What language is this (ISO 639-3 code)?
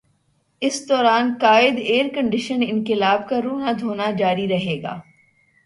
urd